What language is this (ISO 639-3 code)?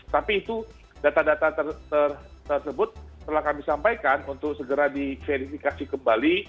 ind